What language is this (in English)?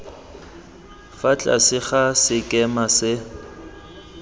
Tswana